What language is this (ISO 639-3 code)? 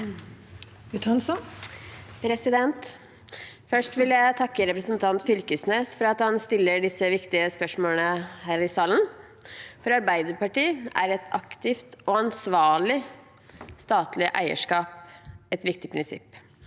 nor